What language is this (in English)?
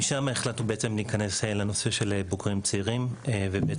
Hebrew